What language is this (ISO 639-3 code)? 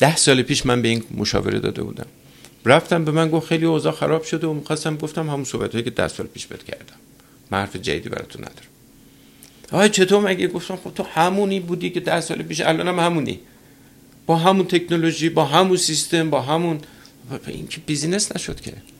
fas